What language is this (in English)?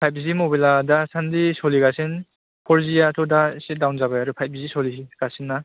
Bodo